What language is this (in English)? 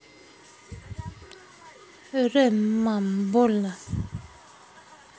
Russian